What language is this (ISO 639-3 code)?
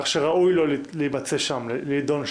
heb